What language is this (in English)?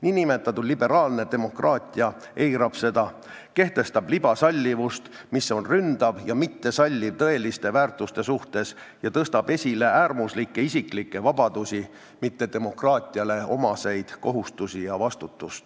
Estonian